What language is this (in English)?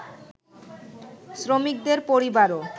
Bangla